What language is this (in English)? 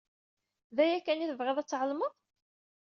Kabyle